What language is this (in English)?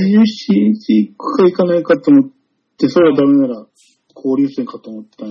Japanese